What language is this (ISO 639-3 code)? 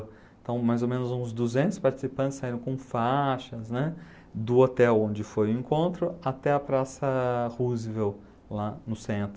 por